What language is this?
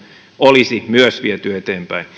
Finnish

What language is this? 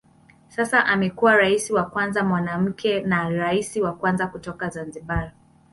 Swahili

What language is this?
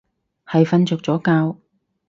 Cantonese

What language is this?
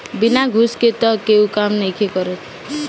Bhojpuri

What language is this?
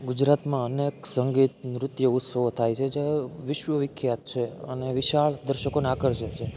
Gujarati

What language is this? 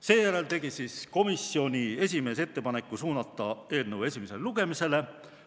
Estonian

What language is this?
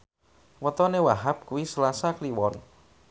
Javanese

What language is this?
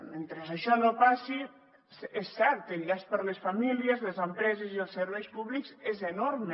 Catalan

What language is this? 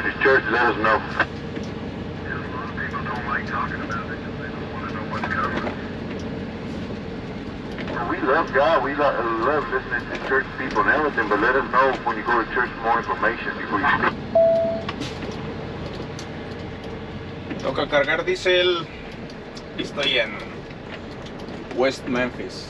Spanish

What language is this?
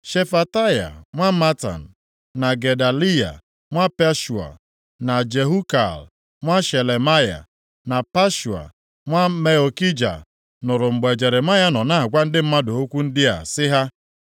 Igbo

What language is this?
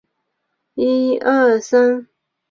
Chinese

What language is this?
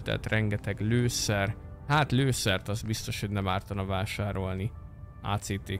Hungarian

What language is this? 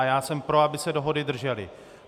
Czech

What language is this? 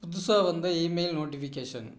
Tamil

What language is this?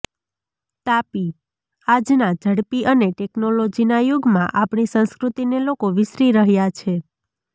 Gujarati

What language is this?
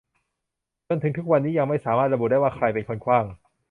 Thai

